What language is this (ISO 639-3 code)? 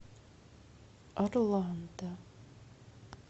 rus